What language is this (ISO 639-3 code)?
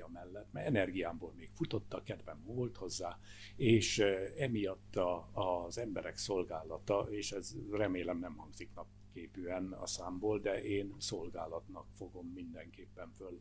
hun